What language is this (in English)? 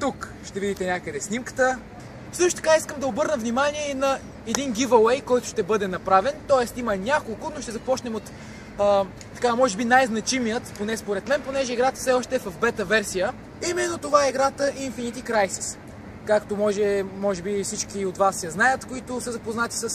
Bulgarian